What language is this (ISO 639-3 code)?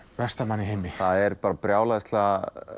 isl